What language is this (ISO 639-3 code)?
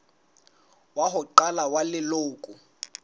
sot